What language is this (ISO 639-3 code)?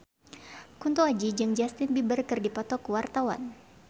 sun